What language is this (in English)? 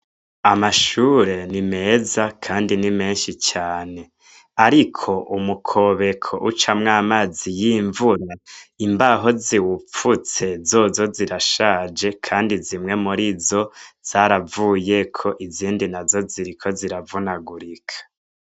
Rundi